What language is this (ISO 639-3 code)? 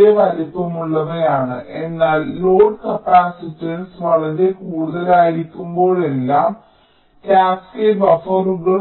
mal